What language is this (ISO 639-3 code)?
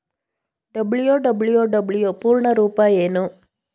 kan